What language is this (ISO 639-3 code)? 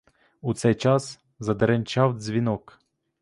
ukr